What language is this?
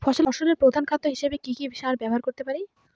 Bangla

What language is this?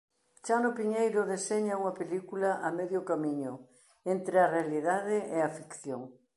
Galician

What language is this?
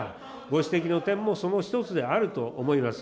Japanese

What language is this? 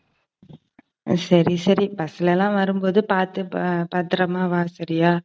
Tamil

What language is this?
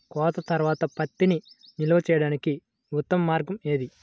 Telugu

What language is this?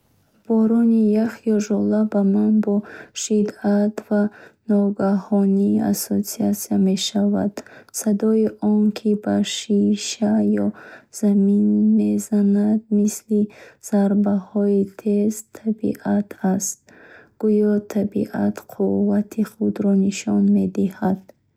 Bukharic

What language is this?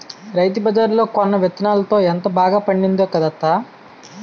Telugu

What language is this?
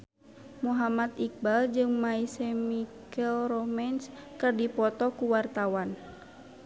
Sundanese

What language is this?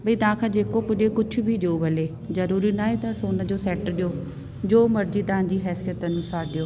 Sindhi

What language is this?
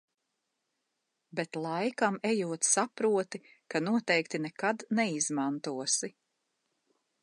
Latvian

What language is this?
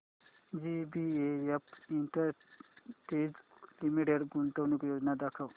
Marathi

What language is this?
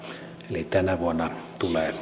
Finnish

